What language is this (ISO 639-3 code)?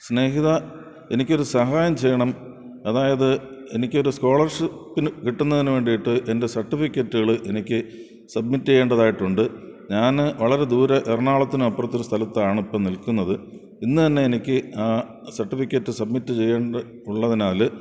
mal